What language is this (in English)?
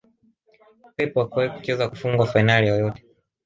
Swahili